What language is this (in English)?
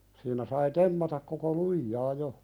Finnish